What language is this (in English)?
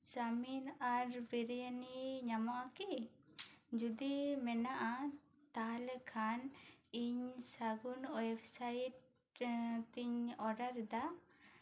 Santali